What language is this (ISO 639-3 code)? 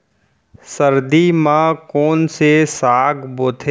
hne